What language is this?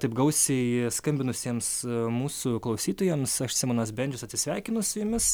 Lithuanian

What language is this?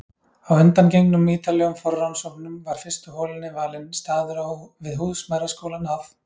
Icelandic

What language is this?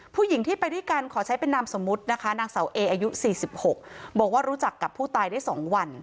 Thai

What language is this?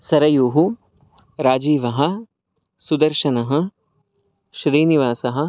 Sanskrit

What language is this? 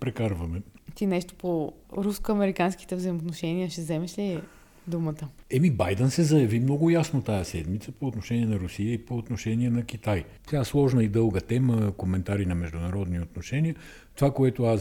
Bulgarian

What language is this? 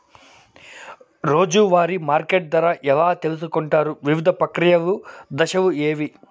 Telugu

